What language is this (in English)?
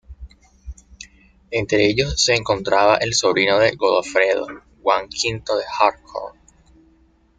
Spanish